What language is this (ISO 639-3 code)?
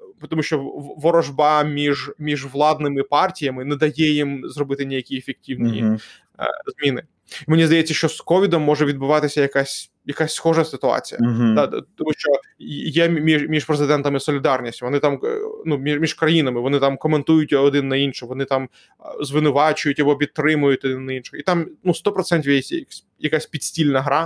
ukr